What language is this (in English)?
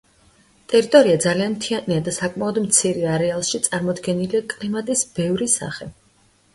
Georgian